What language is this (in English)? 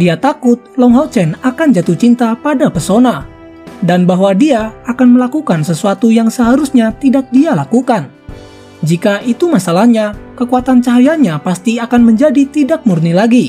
Indonesian